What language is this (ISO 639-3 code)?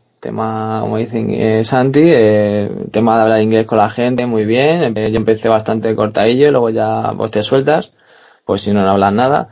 spa